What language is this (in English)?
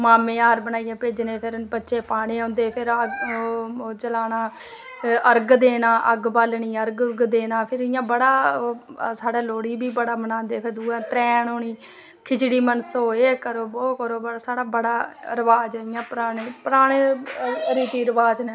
Dogri